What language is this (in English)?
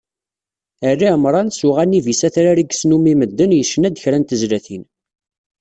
Kabyle